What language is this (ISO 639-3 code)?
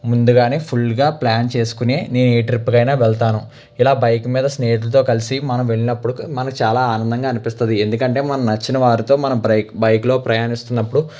tel